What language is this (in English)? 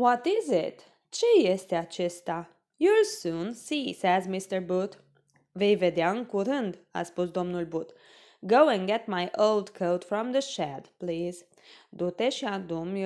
Romanian